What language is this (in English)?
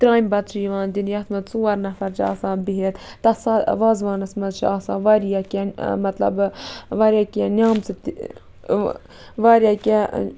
Kashmiri